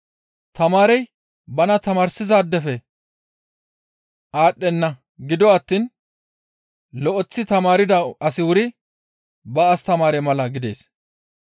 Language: Gamo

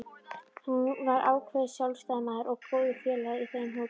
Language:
Icelandic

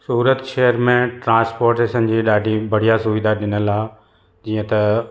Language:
Sindhi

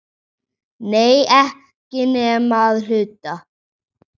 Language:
Icelandic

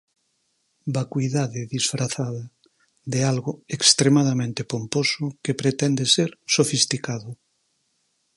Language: Galician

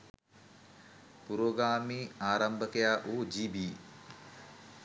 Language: Sinhala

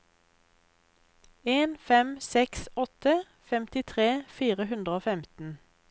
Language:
Norwegian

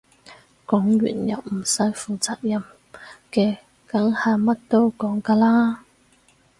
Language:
Cantonese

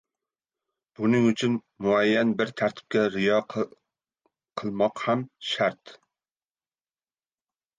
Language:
Uzbek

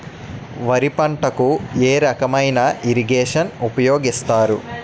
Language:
Telugu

